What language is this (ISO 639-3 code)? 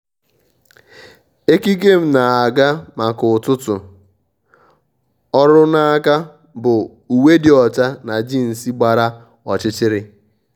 ibo